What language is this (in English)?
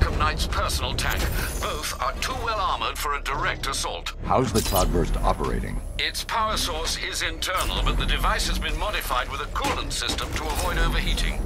Polish